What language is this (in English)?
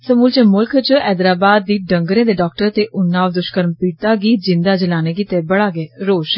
Dogri